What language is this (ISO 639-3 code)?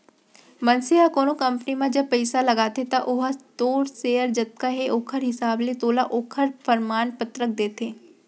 hne